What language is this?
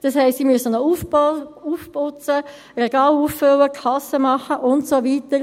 Swiss German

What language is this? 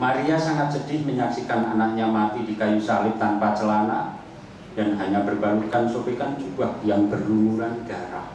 Indonesian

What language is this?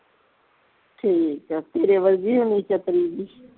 Punjabi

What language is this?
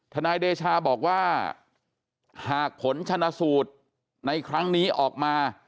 Thai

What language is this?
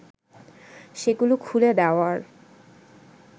Bangla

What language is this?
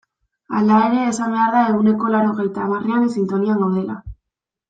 Basque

